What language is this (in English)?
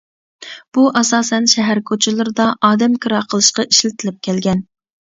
Uyghur